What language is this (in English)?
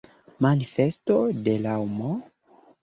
Esperanto